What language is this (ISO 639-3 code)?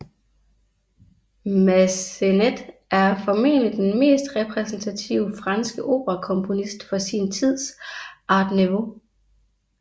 dan